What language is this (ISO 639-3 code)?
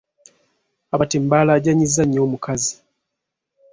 lug